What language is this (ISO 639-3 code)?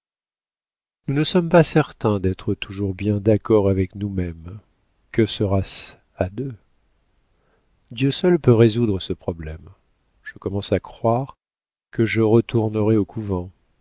fra